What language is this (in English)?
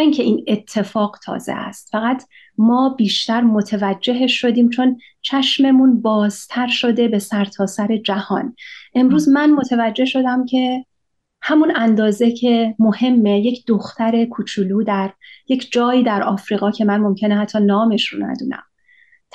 Persian